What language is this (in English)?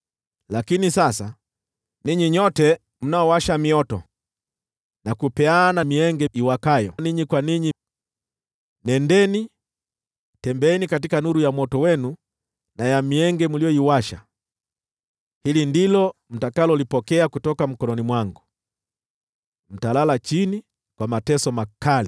Swahili